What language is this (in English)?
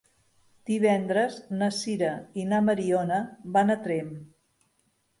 Catalan